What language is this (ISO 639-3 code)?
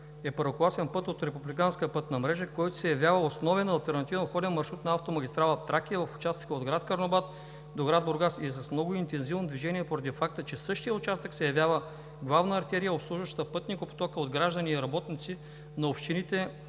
bul